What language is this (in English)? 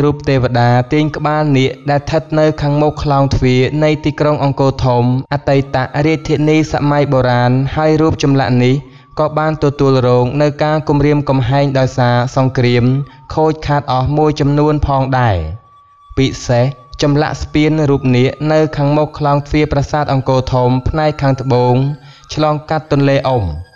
Thai